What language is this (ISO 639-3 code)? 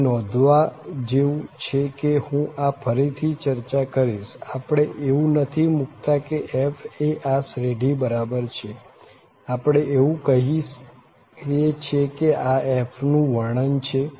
guj